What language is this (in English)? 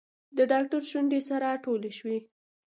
Pashto